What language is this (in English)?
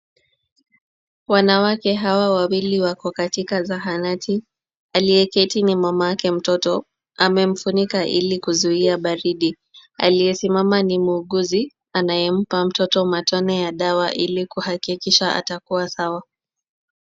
Swahili